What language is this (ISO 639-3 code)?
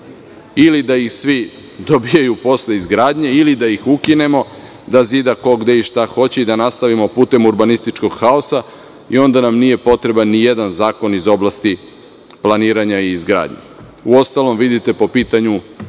srp